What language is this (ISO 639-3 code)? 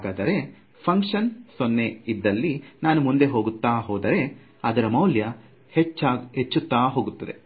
kan